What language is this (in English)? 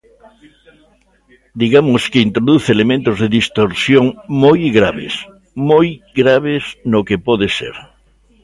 Galician